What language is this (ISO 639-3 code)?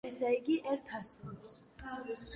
kat